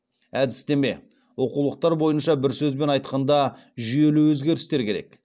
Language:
Kazakh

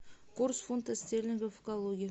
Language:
Russian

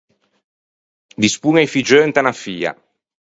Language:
Ligurian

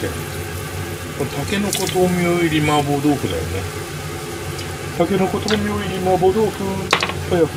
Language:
Japanese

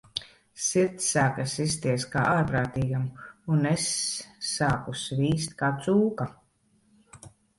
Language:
Latvian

